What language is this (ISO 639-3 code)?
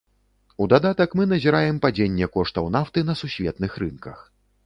bel